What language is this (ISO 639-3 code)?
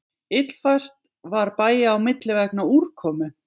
isl